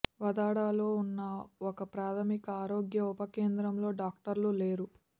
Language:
Telugu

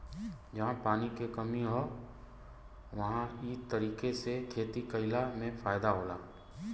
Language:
Bhojpuri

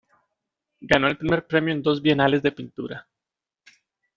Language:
Spanish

